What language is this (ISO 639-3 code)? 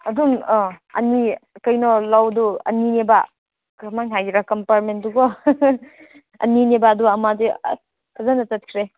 mni